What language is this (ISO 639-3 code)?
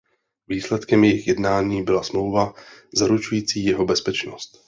ces